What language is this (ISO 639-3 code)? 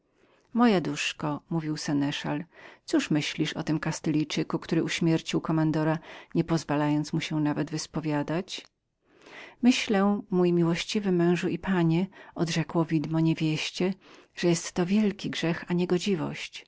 pol